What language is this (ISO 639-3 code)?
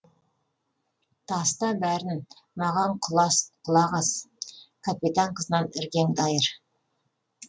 kaz